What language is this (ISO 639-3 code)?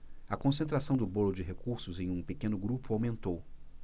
por